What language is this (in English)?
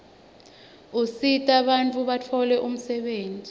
Swati